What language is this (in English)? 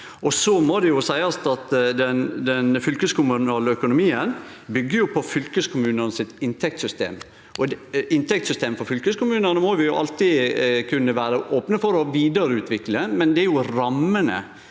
Norwegian